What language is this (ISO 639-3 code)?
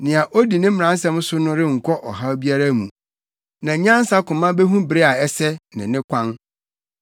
aka